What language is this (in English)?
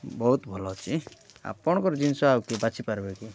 Odia